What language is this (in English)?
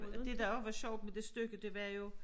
Danish